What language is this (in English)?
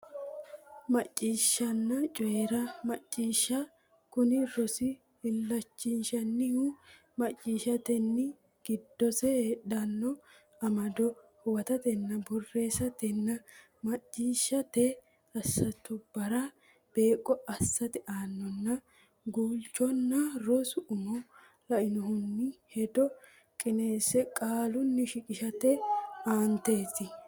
Sidamo